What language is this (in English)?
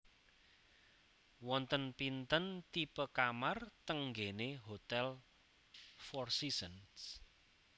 Javanese